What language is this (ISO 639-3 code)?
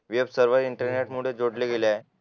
mar